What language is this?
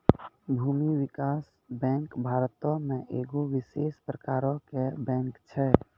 Maithili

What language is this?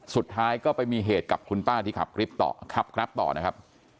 Thai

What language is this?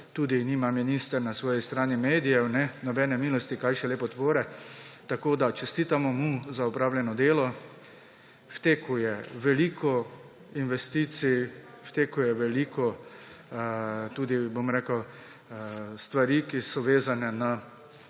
Slovenian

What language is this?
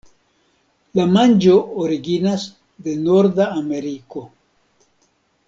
Esperanto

